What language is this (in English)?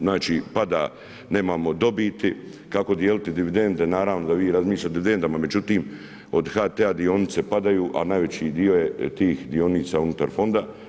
Croatian